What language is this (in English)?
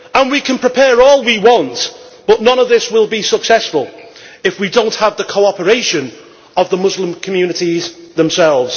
English